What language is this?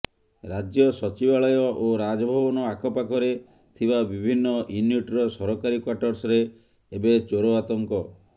Odia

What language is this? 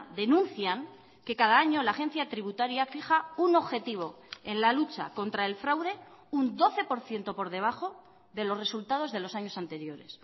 Spanish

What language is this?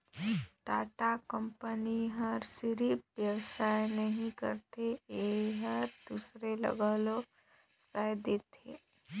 Chhattisgarhi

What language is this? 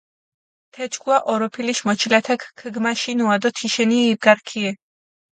Mingrelian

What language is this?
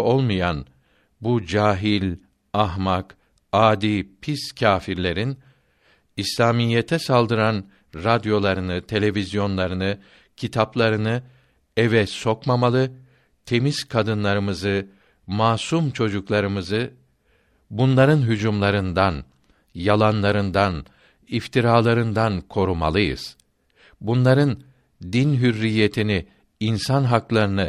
Turkish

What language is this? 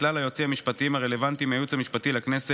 Hebrew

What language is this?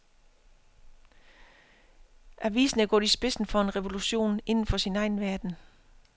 Danish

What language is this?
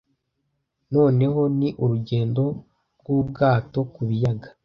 Kinyarwanda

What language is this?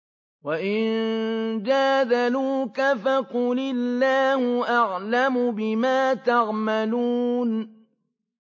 Arabic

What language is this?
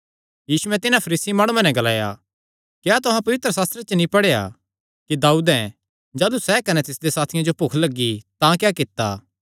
Kangri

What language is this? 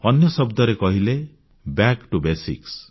Odia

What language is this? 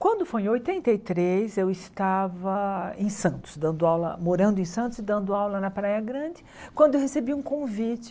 Portuguese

